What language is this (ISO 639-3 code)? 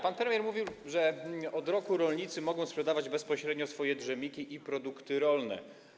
pol